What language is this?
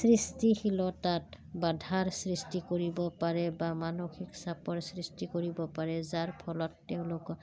Assamese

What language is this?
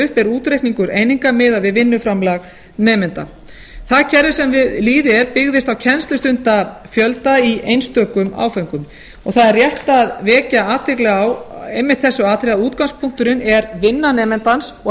Icelandic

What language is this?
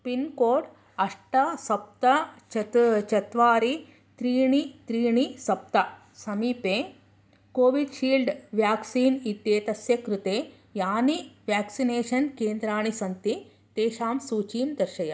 Sanskrit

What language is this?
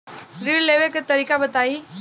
Bhojpuri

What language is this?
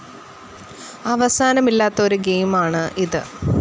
Malayalam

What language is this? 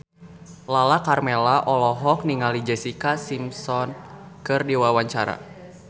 Sundanese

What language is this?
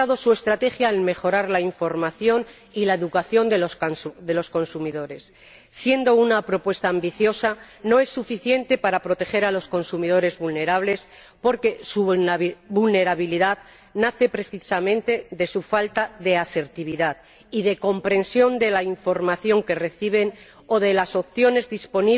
Spanish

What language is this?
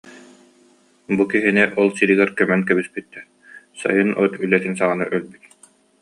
Yakut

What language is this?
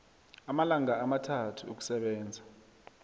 South Ndebele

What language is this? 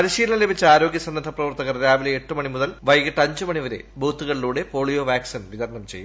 Malayalam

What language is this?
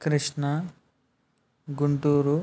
Telugu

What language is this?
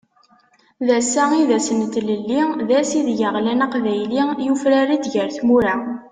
Kabyle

